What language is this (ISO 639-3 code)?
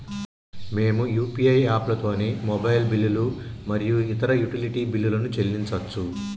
tel